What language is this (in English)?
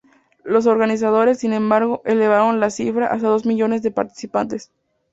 Spanish